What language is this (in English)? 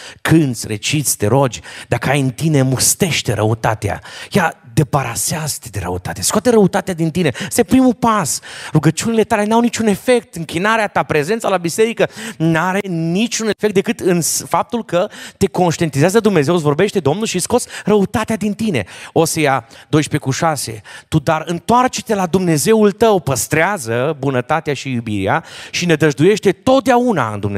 Romanian